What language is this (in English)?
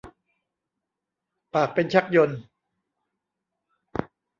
Thai